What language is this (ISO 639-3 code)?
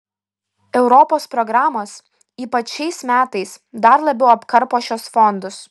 lit